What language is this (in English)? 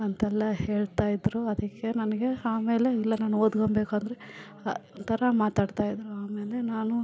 Kannada